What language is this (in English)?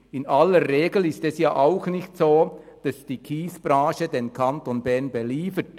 Swiss German